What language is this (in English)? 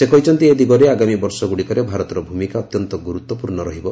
Odia